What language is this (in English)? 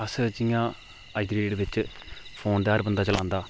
Dogri